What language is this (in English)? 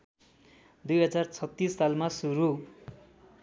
Nepali